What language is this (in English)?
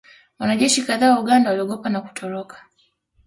Swahili